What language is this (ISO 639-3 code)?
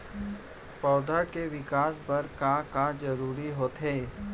hne